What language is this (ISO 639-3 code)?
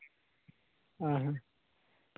sat